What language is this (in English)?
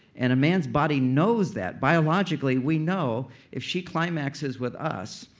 English